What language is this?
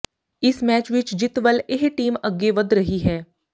Punjabi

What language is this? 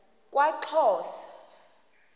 Xhosa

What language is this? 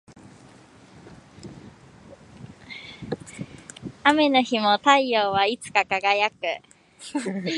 Japanese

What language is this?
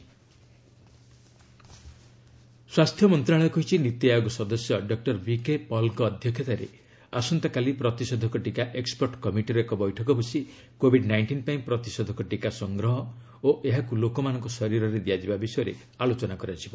Odia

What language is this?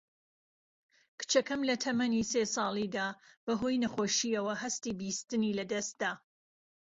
Central Kurdish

